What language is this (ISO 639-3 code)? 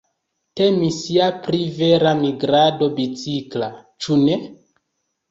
epo